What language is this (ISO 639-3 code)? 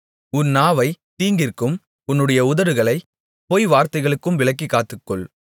tam